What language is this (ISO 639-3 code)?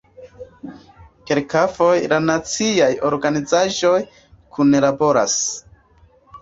epo